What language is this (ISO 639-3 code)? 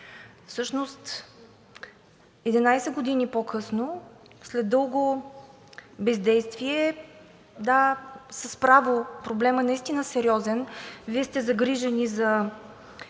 bul